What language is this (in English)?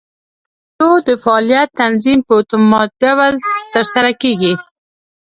Pashto